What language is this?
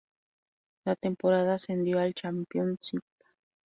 Spanish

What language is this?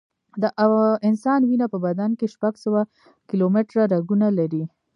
Pashto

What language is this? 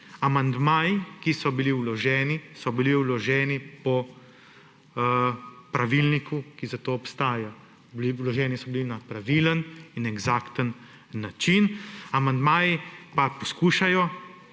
Slovenian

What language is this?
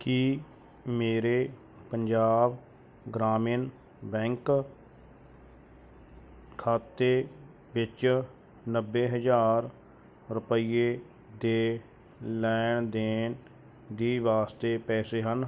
Punjabi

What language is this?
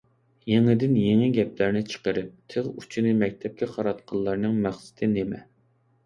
Uyghur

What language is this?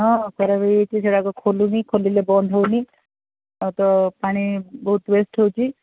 Odia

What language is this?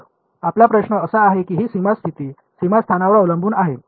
Marathi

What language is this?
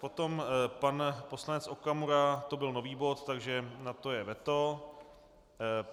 Czech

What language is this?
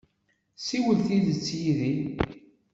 Kabyle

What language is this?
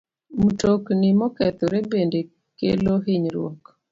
Luo (Kenya and Tanzania)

